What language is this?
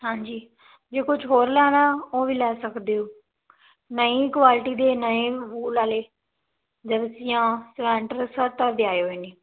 Punjabi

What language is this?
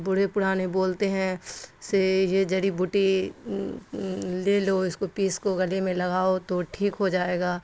Urdu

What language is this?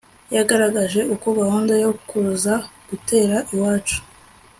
Kinyarwanda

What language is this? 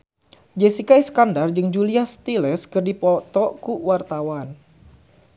Sundanese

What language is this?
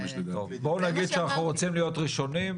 Hebrew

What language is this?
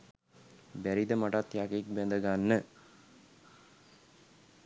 Sinhala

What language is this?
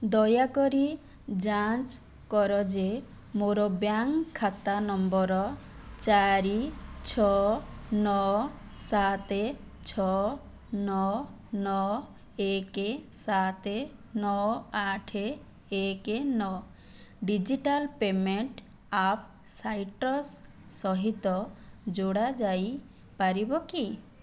Odia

